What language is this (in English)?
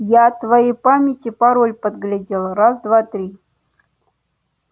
Russian